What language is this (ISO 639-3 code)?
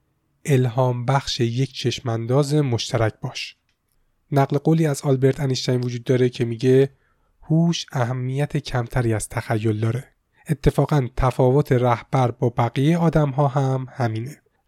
fas